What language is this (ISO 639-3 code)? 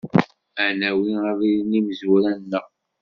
kab